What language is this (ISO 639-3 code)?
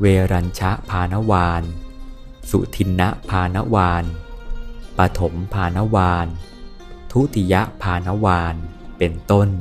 tha